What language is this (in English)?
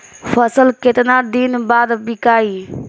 Bhojpuri